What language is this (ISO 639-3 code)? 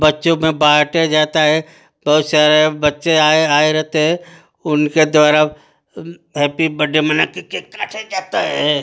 hin